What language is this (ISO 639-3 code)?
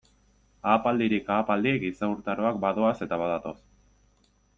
eus